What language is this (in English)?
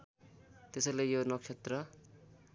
Nepali